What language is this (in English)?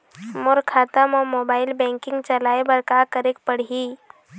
Chhattisgarhi